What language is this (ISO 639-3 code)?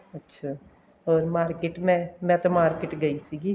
pan